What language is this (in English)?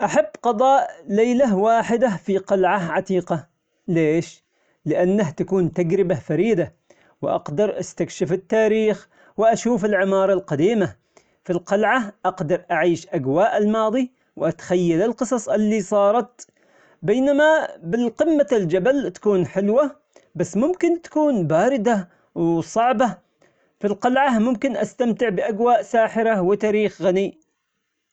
Omani Arabic